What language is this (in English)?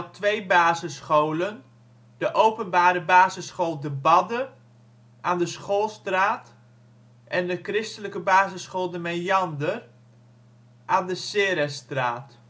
Dutch